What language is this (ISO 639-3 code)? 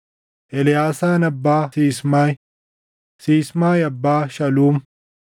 orm